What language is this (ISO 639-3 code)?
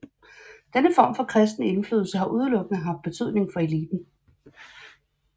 dan